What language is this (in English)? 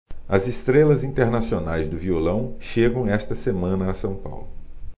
Portuguese